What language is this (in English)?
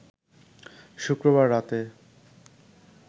Bangla